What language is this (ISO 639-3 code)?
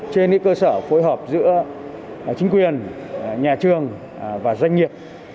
vie